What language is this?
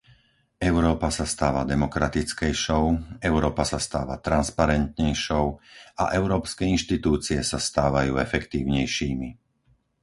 Slovak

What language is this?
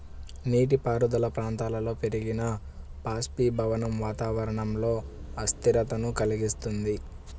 Telugu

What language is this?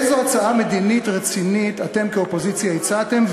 Hebrew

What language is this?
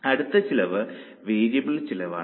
Malayalam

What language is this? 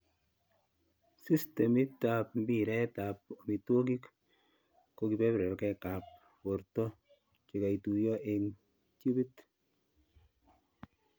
Kalenjin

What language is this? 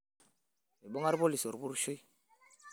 Masai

